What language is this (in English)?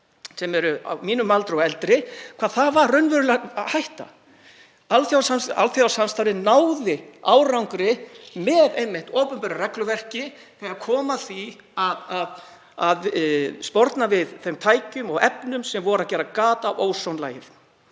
Icelandic